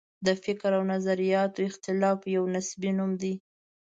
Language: Pashto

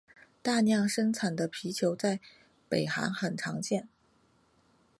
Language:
Chinese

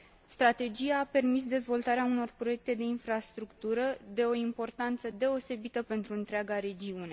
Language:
Romanian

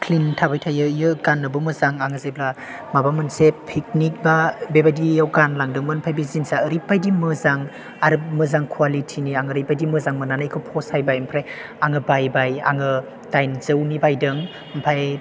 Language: Bodo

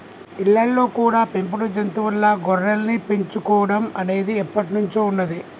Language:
Telugu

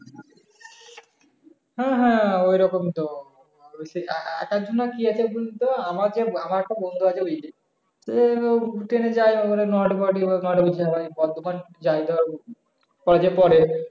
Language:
Bangla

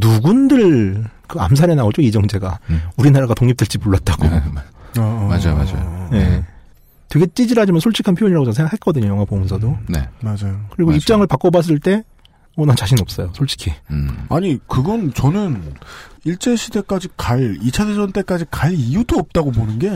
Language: Korean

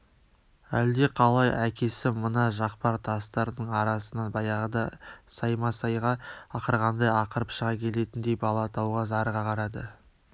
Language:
Kazakh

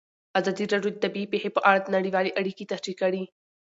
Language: Pashto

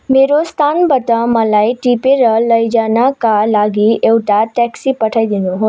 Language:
Nepali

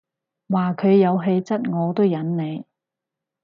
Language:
Cantonese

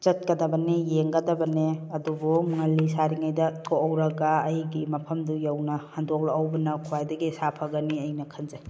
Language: Manipuri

